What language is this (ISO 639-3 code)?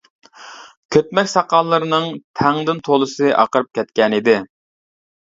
uig